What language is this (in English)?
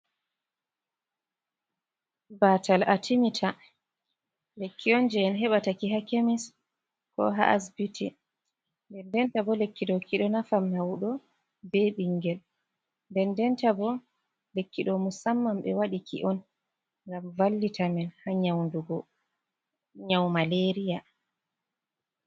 Fula